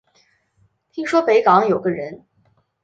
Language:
Chinese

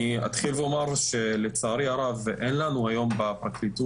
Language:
Hebrew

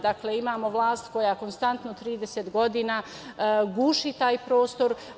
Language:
Serbian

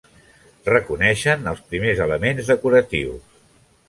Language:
Catalan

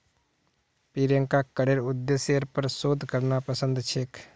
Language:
Magahi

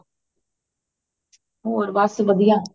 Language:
Punjabi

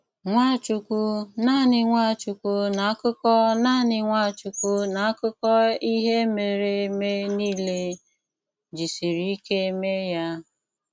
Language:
Igbo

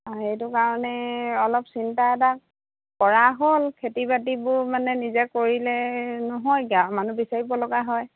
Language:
Assamese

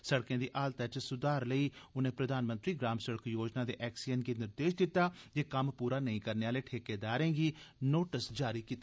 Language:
Dogri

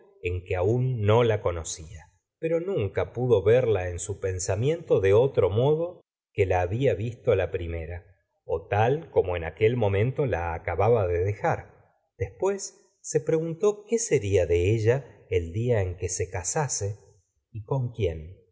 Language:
Spanish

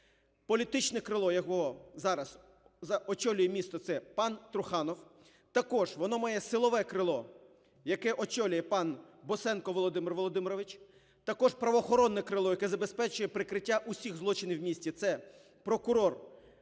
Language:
Ukrainian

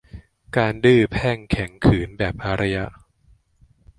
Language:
Thai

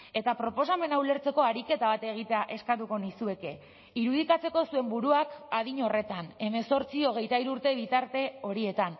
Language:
Basque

